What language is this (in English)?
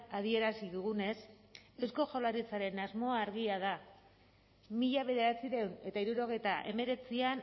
Basque